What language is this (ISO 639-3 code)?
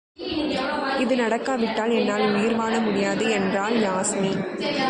tam